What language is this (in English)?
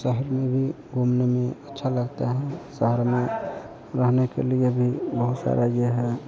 Hindi